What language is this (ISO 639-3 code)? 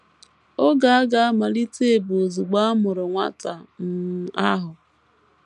ibo